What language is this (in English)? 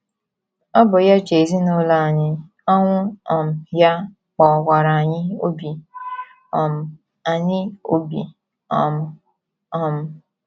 Igbo